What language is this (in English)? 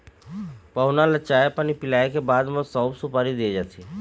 Chhattisgarhi